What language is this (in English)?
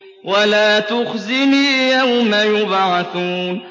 Arabic